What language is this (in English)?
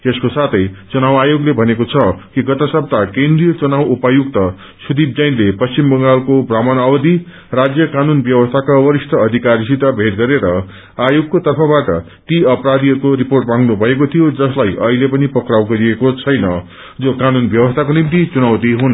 Nepali